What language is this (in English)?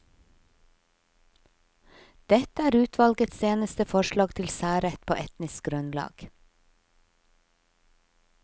Norwegian